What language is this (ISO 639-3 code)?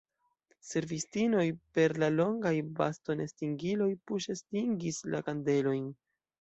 epo